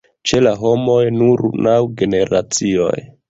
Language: Esperanto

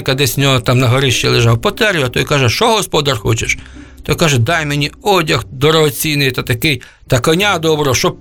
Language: Ukrainian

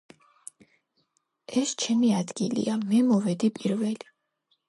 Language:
Georgian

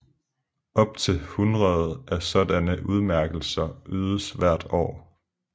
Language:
Danish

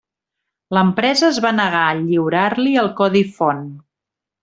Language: Catalan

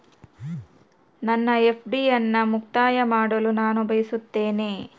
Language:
Kannada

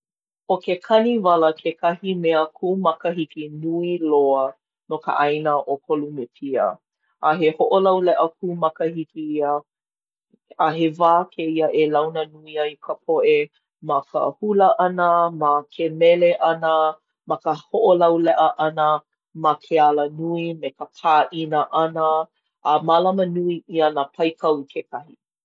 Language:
Hawaiian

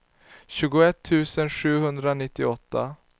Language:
Swedish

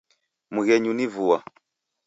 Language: Taita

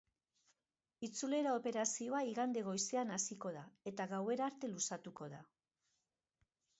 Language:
Basque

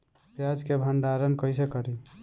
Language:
Bhojpuri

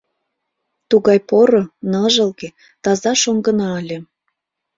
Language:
Mari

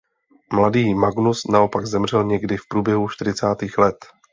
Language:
Czech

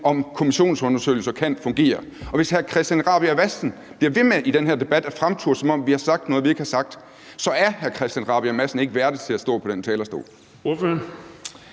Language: Danish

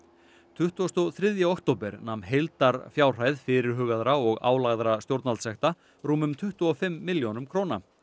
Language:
Icelandic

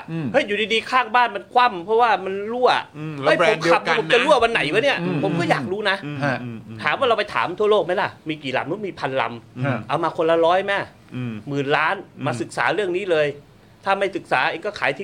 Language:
Thai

